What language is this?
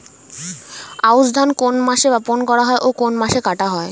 Bangla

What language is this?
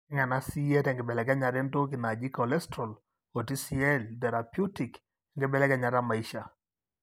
Masai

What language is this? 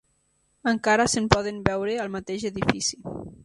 Catalan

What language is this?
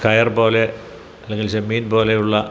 Malayalam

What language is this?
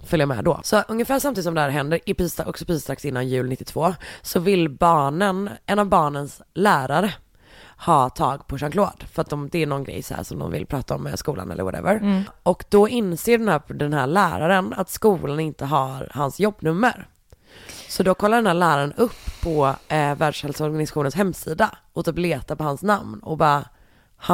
Swedish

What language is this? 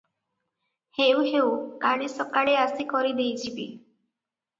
Odia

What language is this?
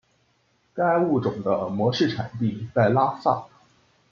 Chinese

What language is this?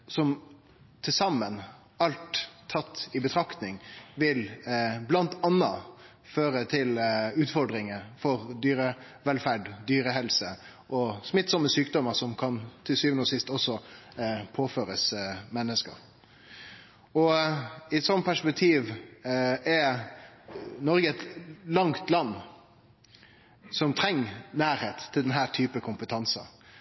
Norwegian Nynorsk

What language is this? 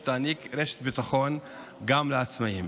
Hebrew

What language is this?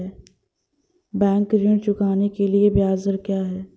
Hindi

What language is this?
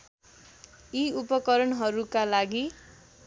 Nepali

